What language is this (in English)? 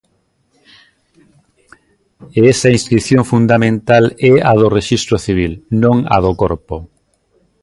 Galician